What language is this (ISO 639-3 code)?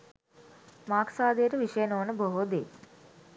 sin